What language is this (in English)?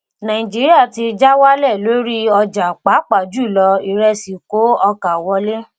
Yoruba